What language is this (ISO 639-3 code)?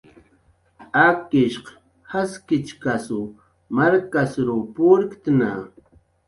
jqr